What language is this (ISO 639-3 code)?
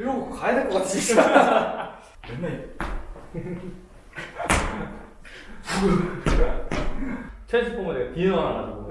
kor